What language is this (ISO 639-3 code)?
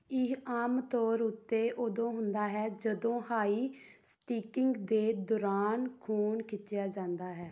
pan